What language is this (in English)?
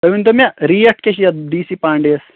Kashmiri